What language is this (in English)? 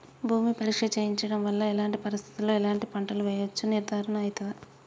Telugu